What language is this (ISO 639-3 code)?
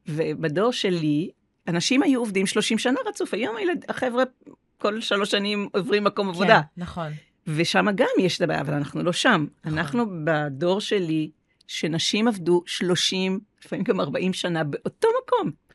heb